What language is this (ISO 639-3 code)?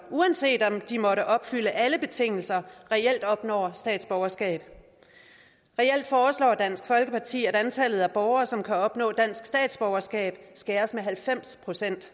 dan